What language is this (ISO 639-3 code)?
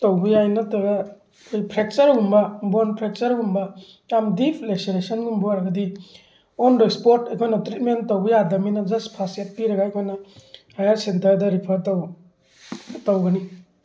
mni